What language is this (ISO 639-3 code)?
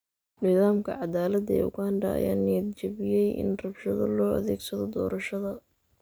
som